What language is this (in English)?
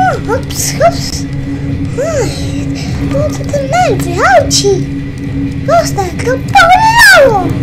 Polish